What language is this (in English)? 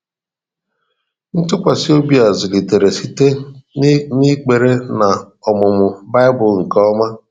Igbo